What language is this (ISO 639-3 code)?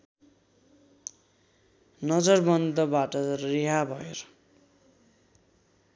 nep